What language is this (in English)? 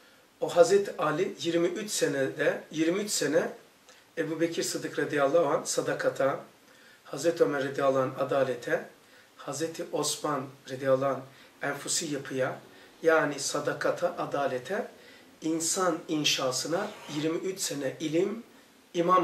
Turkish